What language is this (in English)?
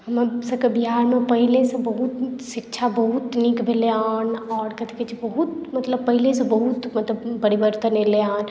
Maithili